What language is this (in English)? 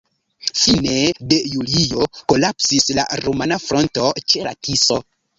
Esperanto